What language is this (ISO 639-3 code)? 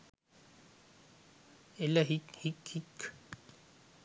sin